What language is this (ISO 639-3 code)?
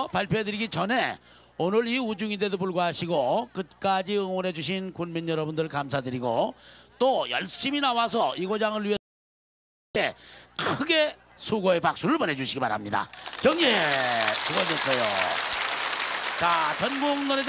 kor